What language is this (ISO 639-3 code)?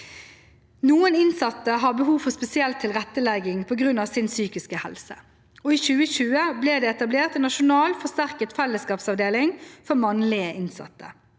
nor